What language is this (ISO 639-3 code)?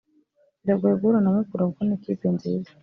kin